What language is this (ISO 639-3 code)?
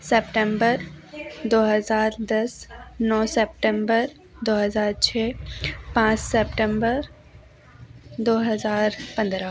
hin